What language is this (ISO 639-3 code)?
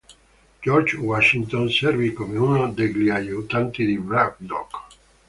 ita